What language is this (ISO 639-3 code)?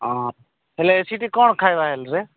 ori